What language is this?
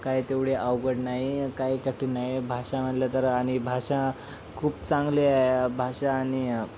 Marathi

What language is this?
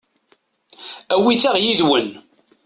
Kabyle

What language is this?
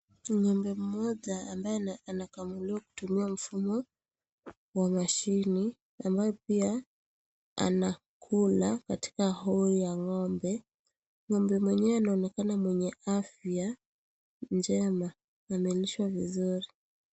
Swahili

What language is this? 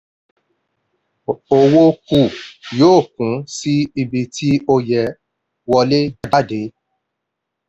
Yoruba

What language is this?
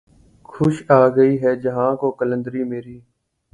Urdu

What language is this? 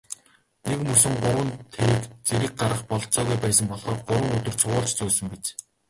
Mongolian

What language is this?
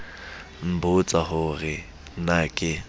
Southern Sotho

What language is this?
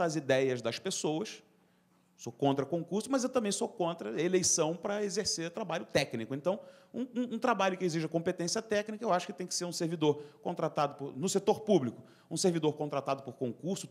Portuguese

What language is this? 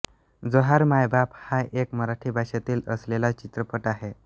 Marathi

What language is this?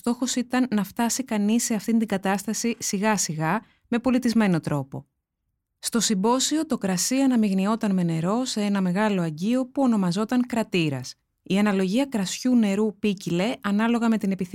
Greek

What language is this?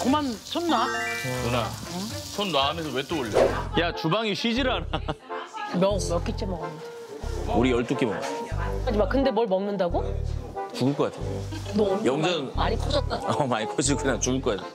Korean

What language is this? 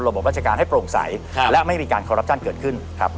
Thai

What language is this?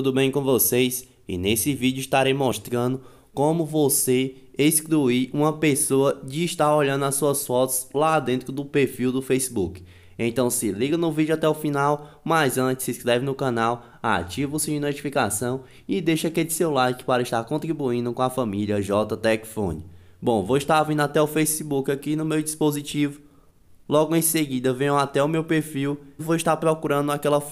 Portuguese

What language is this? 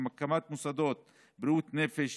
Hebrew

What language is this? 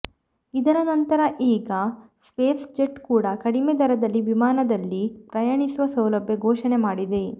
Kannada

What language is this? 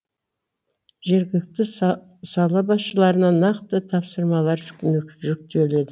Kazakh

